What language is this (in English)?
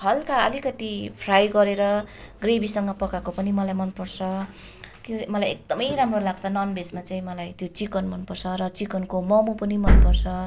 Nepali